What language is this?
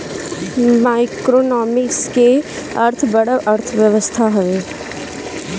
Bhojpuri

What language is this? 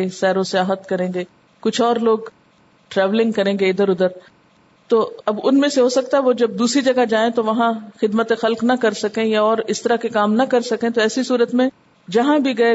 Urdu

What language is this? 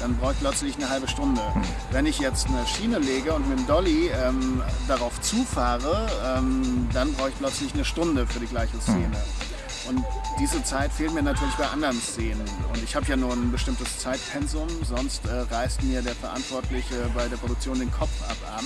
German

